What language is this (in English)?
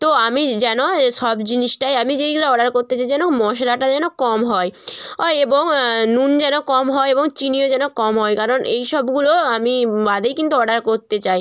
Bangla